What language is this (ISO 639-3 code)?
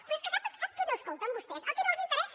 cat